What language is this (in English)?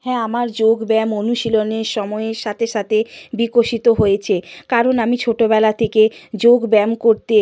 Bangla